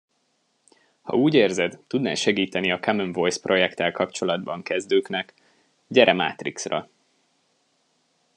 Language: Hungarian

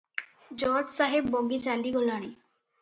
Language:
Odia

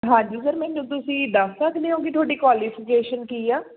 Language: Punjabi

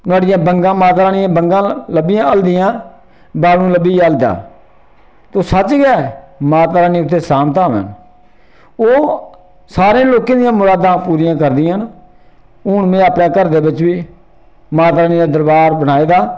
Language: Dogri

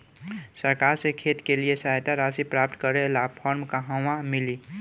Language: Bhojpuri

